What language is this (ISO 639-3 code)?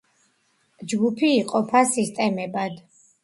kat